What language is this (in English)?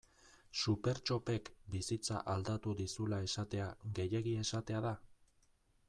Basque